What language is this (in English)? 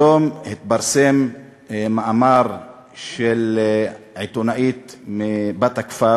Hebrew